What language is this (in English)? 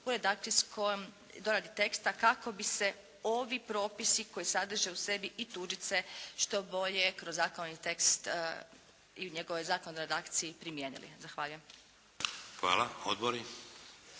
Croatian